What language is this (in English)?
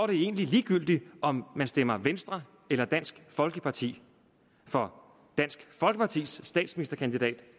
Danish